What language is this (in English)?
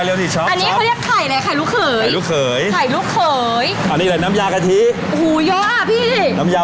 Thai